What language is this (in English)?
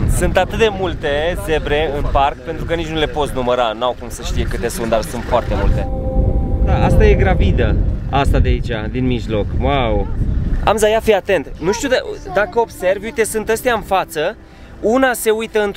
Romanian